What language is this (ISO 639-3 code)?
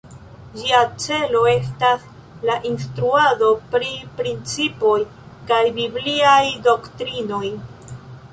epo